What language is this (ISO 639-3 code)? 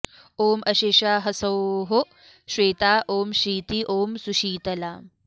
san